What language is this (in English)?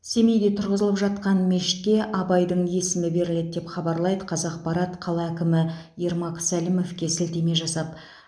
Kazakh